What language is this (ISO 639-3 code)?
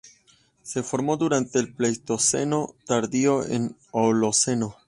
spa